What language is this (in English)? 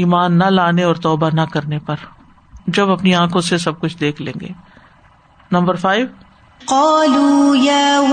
Urdu